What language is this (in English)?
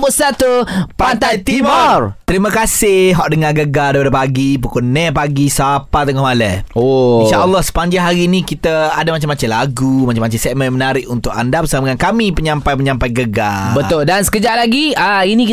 Malay